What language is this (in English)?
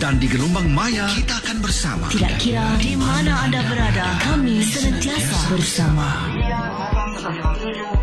Malay